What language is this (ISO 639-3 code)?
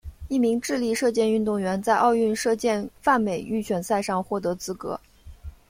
zho